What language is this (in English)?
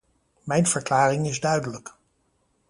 Dutch